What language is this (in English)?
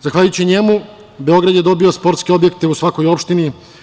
Serbian